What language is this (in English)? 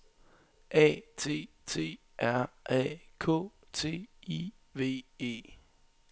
Danish